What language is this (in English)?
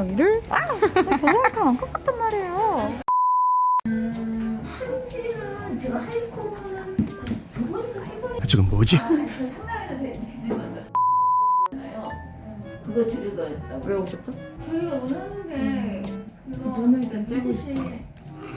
Korean